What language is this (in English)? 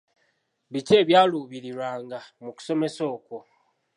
Ganda